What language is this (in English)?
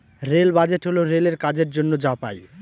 Bangla